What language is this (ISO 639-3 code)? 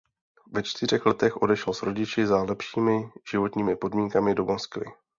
ces